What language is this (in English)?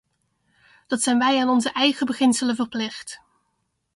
Dutch